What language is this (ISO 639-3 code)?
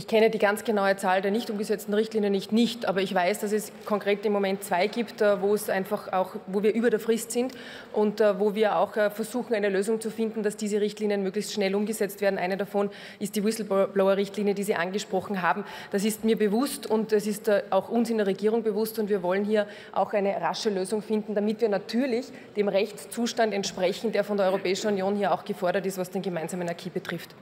deu